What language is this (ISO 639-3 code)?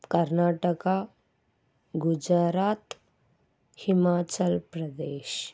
tam